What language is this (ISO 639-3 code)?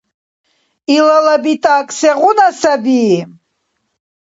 dar